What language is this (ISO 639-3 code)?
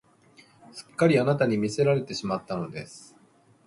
jpn